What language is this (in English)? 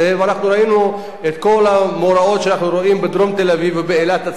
Hebrew